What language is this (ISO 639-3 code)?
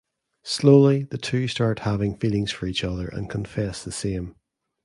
eng